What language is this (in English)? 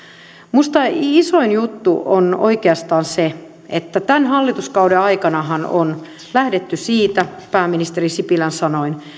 Finnish